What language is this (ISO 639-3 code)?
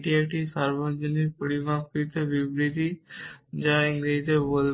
ben